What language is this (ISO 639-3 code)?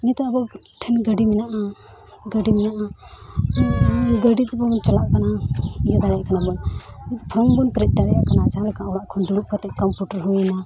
sat